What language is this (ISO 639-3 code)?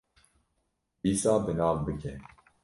kur